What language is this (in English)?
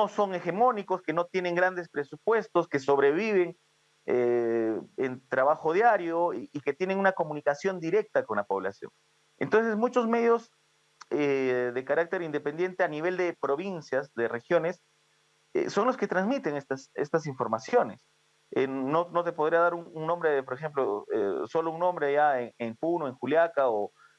Spanish